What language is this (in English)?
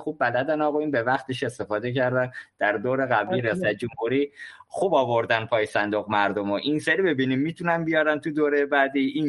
Persian